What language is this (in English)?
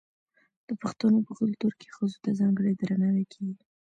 Pashto